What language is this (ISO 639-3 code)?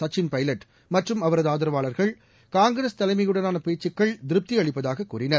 tam